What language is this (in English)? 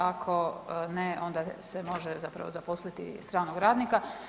Croatian